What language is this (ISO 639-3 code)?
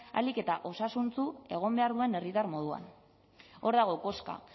eus